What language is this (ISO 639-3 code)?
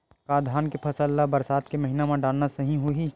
hne